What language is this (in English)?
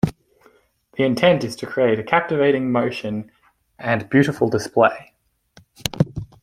English